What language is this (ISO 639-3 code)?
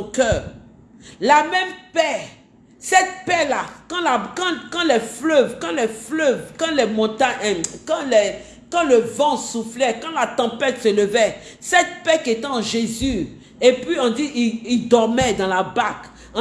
fra